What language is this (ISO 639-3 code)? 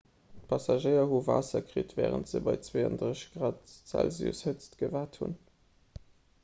ltz